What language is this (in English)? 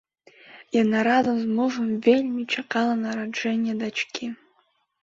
Belarusian